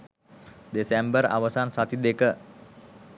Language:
Sinhala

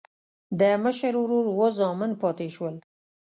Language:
Pashto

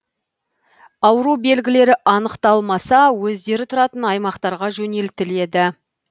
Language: Kazakh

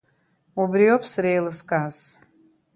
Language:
Abkhazian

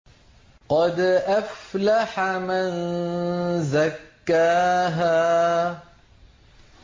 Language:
Arabic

